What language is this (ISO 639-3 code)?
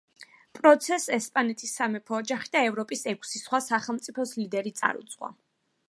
kat